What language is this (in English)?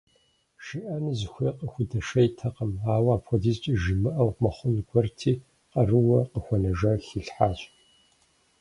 Kabardian